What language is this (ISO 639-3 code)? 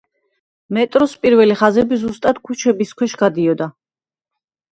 kat